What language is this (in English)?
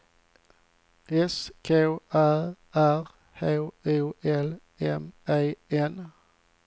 Swedish